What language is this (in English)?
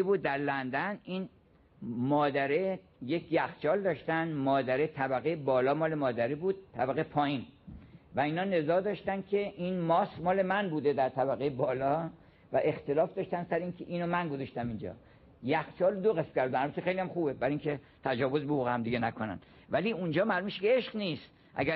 Persian